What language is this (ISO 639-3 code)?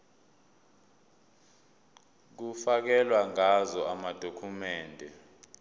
zul